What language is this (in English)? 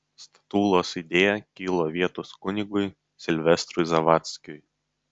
Lithuanian